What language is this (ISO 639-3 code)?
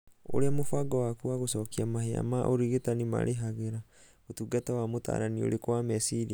kik